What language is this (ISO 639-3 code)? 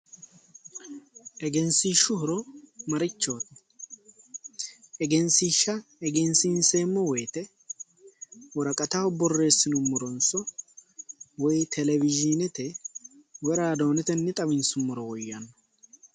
sid